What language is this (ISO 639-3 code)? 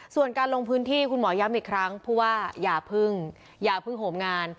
tha